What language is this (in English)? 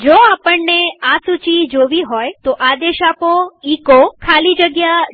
Gujarati